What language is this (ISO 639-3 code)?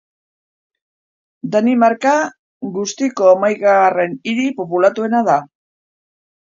eus